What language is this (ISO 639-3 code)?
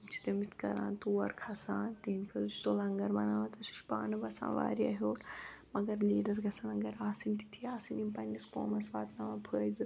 kas